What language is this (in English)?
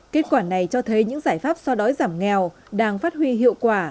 Vietnamese